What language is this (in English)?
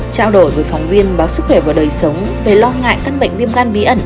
Vietnamese